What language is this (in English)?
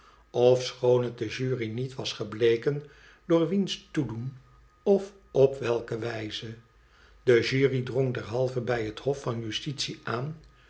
Dutch